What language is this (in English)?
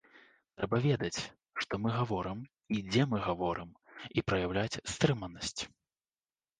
Belarusian